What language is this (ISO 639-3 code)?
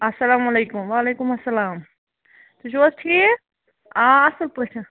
kas